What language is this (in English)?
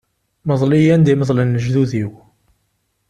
Kabyle